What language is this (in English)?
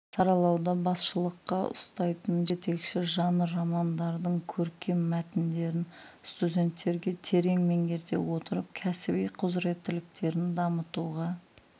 Kazakh